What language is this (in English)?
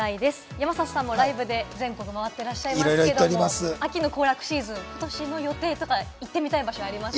Japanese